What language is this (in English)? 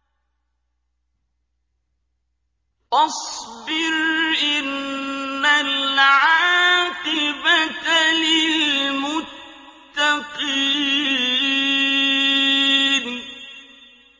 Arabic